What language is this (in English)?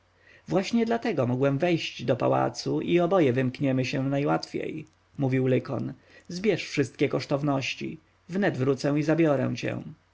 Polish